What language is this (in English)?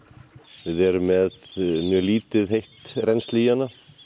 Icelandic